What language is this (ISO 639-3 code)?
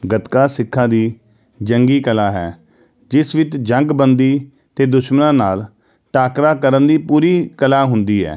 pan